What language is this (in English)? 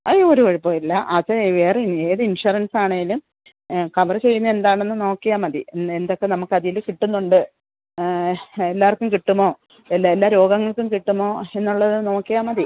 Malayalam